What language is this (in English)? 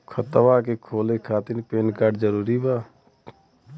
Bhojpuri